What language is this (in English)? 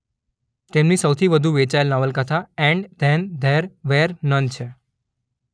Gujarati